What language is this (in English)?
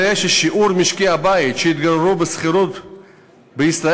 Hebrew